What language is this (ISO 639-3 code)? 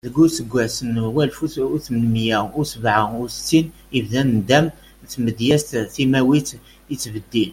kab